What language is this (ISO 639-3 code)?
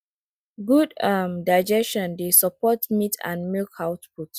pcm